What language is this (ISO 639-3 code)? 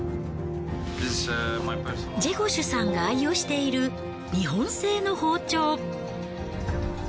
jpn